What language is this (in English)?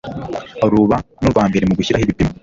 Kinyarwanda